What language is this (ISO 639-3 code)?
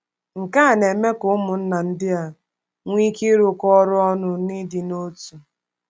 ibo